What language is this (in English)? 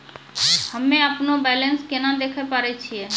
Maithili